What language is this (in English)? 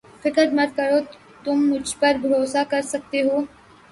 Urdu